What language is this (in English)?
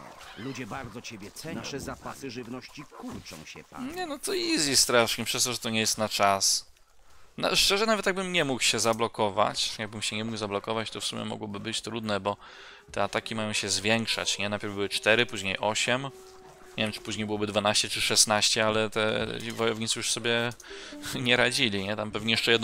Polish